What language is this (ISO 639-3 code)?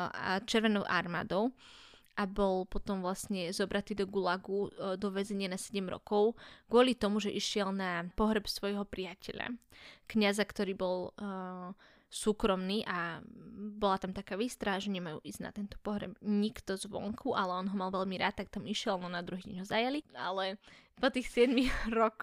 slk